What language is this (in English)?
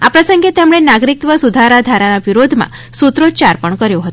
Gujarati